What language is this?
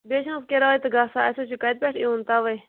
Kashmiri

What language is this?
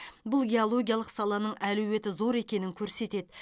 Kazakh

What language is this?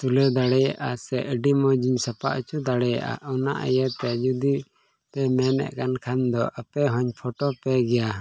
Santali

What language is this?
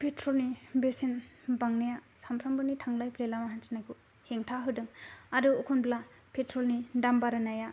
Bodo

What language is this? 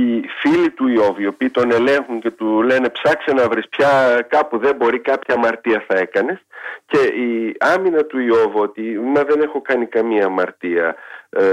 Greek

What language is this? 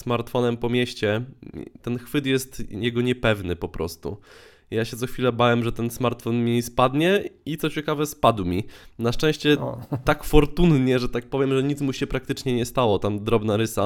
Polish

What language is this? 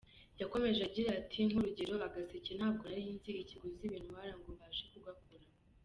Kinyarwanda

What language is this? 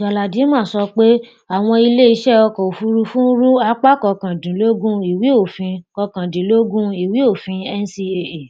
Yoruba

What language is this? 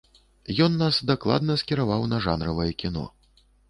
Belarusian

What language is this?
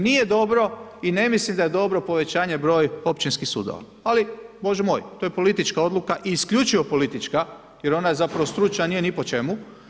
Croatian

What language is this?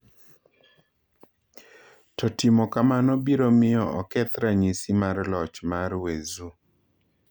Luo (Kenya and Tanzania)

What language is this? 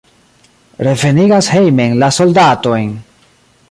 Esperanto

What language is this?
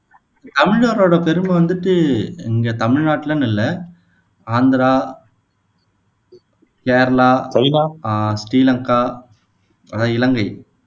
Tamil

